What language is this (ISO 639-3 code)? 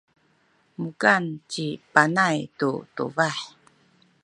szy